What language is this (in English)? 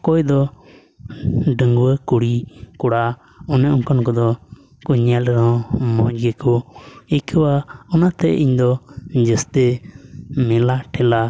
Santali